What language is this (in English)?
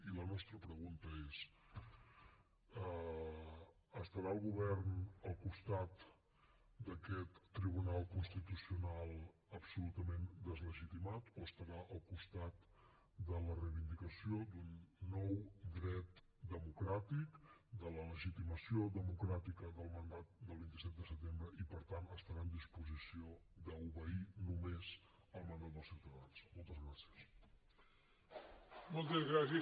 Catalan